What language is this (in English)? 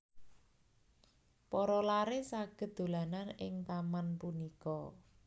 Javanese